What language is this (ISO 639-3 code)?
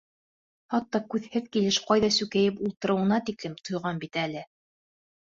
bak